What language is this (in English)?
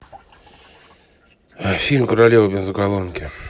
Russian